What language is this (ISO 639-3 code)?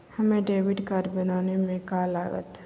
mag